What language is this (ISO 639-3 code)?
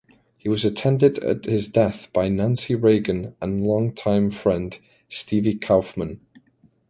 eng